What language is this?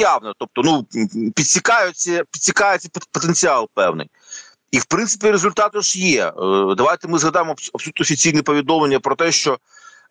Ukrainian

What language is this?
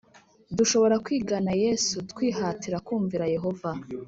Kinyarwanda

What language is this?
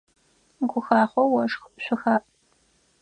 Adyghe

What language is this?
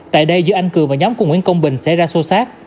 Vietnamese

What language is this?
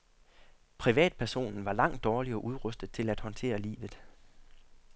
Danish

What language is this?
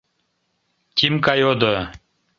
Mari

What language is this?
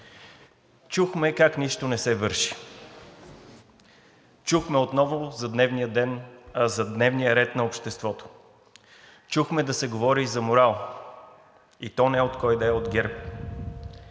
Bulgarian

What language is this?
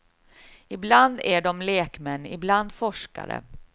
Swedish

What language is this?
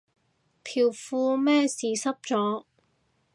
Cantonese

